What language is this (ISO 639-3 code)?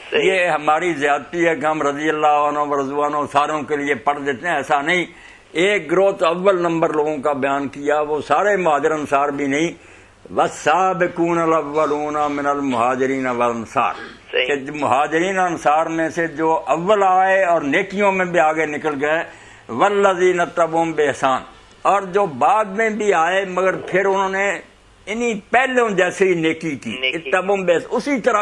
hin